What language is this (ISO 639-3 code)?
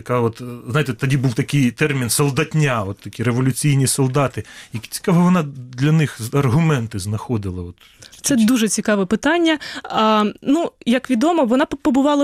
ukr